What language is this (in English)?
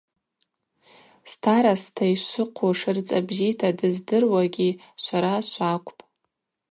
Abaza